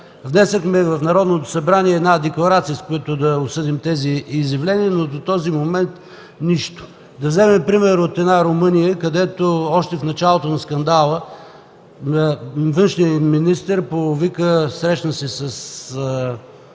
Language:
Bulgarian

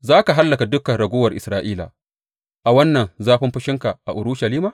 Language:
Hausa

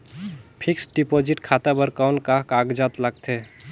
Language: Chhattisgarhi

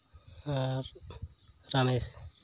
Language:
Santali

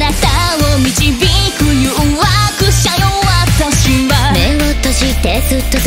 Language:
Romanian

